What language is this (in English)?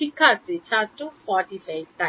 Bangla